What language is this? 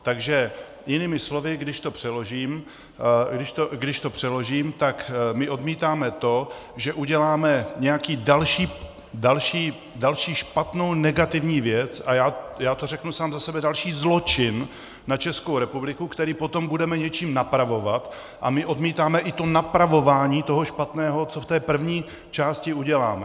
Czech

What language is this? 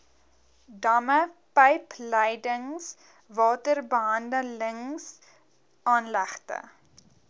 Afrikaans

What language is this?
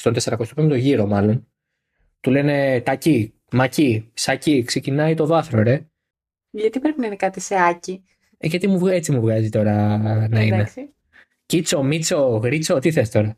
Greek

